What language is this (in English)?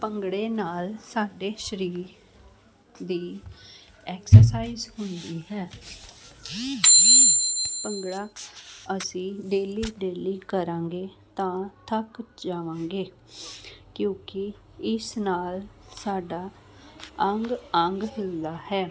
Punjabi